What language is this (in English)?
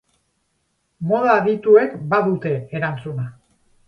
Basque